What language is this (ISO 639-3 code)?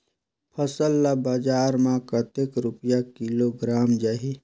hne